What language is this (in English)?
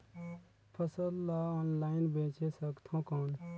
Chhattisgarhi